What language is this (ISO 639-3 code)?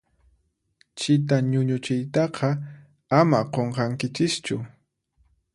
qxp